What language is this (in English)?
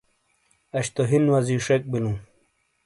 Shina